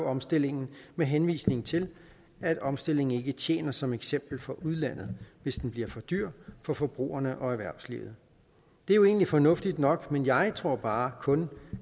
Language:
Danish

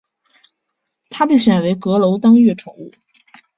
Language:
Chinese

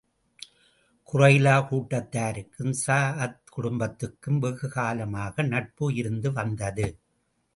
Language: Tamil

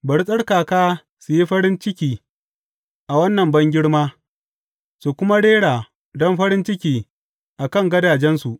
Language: Hausa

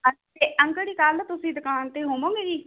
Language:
Punjabi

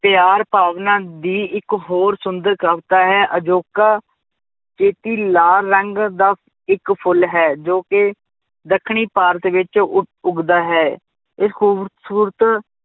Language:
Punjabi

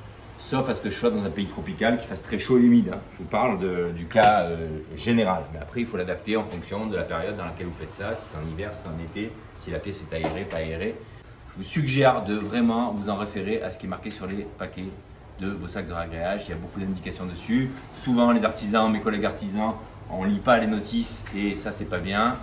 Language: French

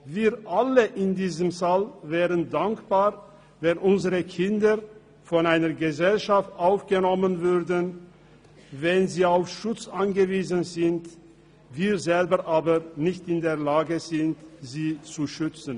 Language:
Swiss German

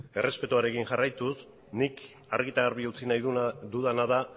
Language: Basque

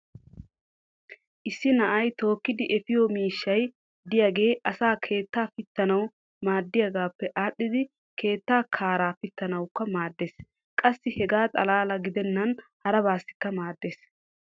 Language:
Wolaytta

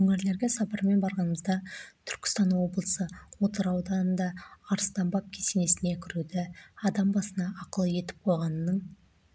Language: Kazakh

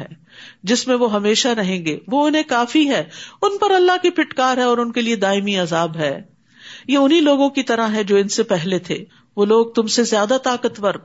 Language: Urdu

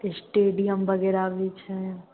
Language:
Maithili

